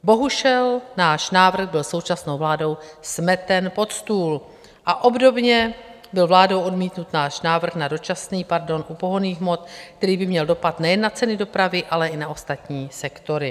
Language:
Czech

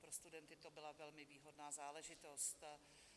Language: Czech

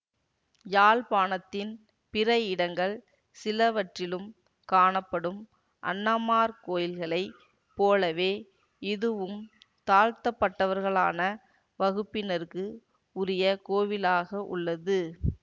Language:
Tamil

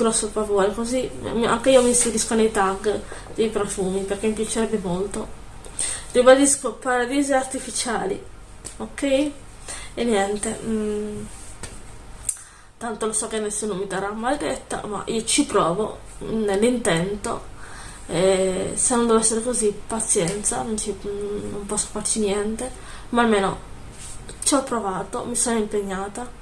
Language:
Italian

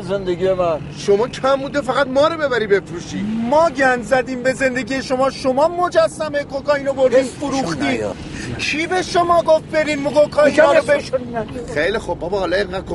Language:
Persian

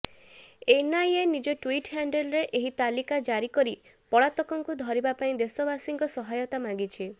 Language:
Odia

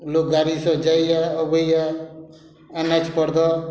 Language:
Maithili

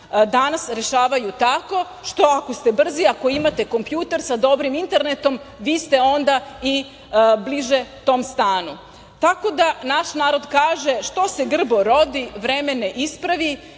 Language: Serbian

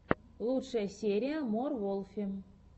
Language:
Russian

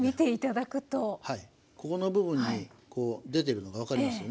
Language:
Japanese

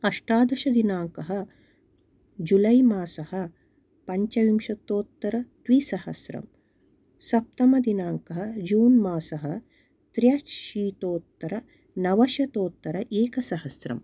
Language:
Sanskrit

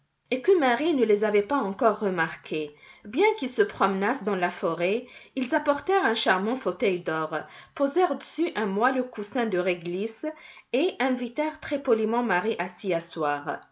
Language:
French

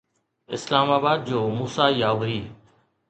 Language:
Sindhi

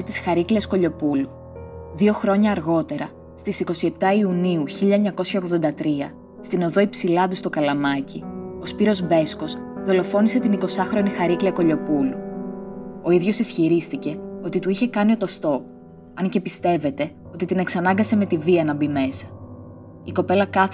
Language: Greek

